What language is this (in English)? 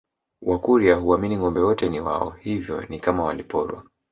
Swahili